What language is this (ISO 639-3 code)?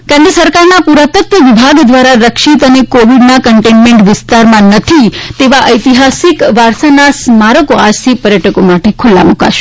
guj